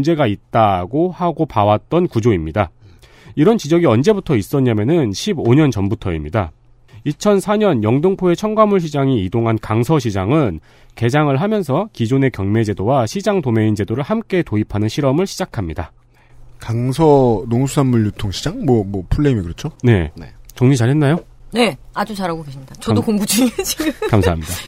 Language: Korean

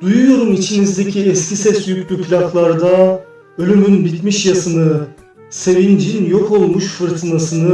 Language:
Turkish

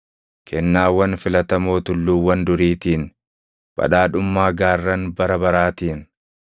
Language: Oromo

